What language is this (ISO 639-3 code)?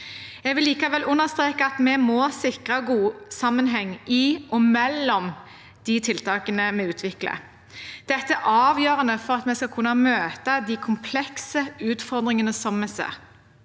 nor